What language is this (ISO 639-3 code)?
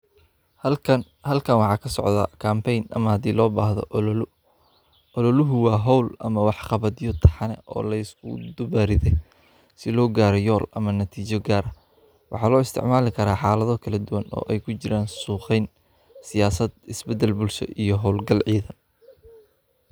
som